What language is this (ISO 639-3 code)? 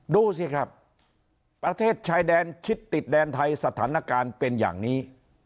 tha